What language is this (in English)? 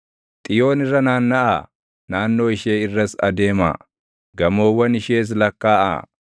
Oromo